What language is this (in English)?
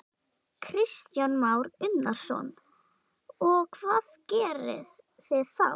Icelandic